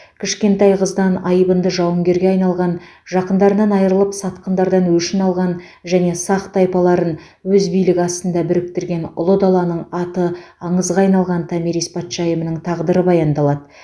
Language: Kazakh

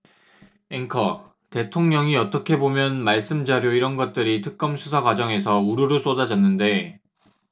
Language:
Korean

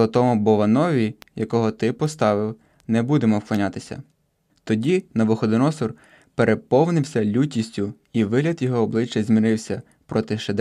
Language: Ukrainian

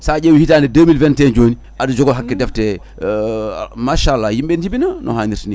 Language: Fula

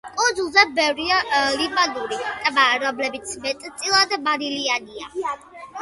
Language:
Georgian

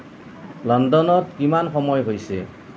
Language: Assamese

